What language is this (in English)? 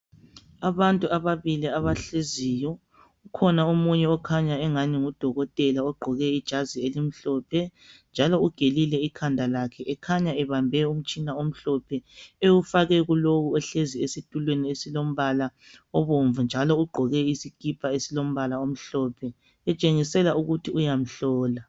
North Ndebele